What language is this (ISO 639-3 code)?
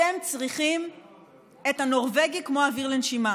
heb